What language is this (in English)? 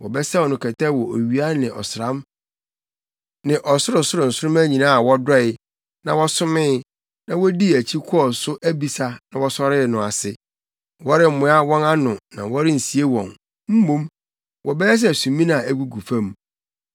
Akan